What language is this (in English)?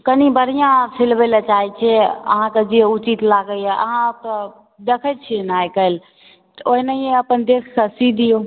Maithili